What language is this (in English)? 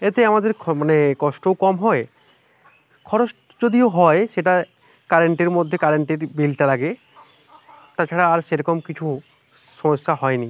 Bangla